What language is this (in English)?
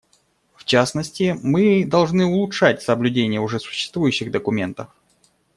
Russian